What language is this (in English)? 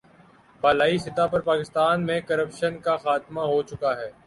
Urdu